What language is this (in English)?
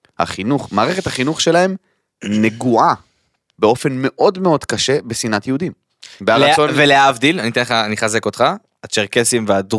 Hebrew